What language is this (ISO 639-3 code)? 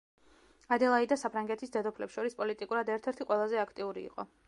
kat